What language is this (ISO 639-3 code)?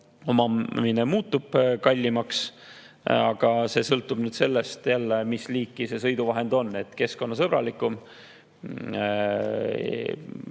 est